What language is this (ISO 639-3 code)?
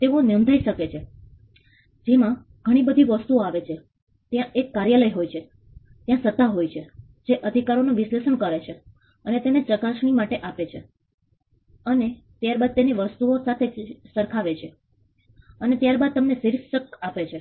guj